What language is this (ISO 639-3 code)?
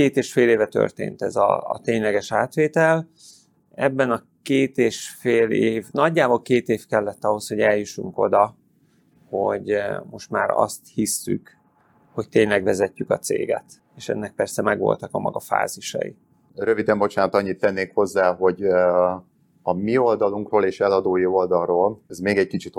hun